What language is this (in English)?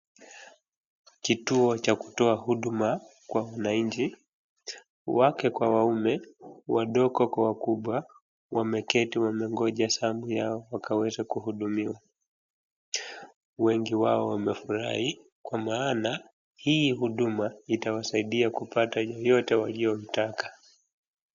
Swahili